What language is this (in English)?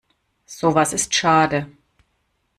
German